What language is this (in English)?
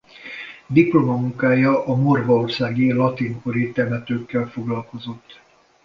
Hungarian